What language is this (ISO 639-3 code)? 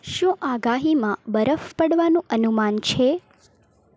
guj